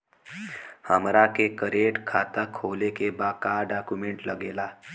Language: Bhojpuri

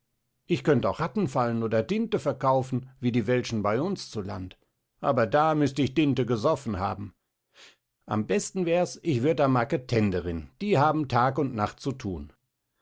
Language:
German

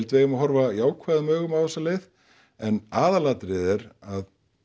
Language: Icelandic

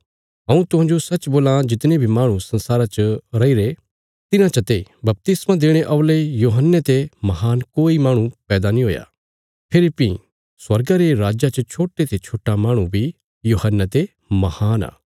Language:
Bilaspuri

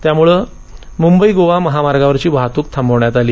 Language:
Marathi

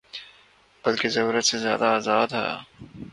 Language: Urdu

